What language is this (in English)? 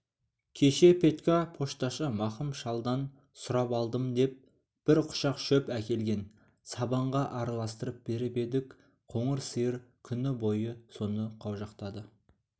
Kazakh